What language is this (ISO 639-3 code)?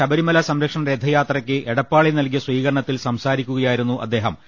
mal